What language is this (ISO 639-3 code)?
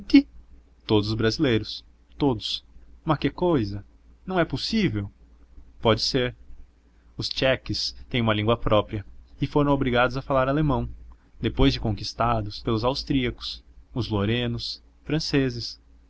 por